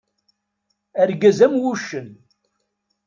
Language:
Kabyle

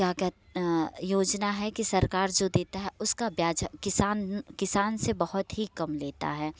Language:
Hindi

